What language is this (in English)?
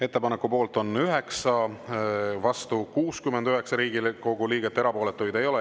Estonian